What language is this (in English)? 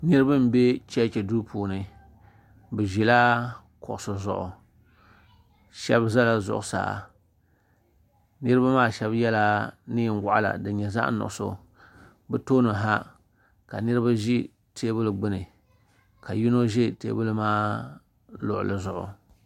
Dagbani